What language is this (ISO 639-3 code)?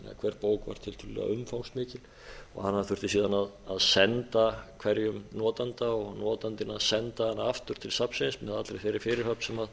isl